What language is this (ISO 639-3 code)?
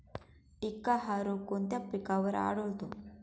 mar